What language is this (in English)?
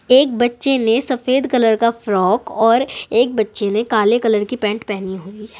Hindi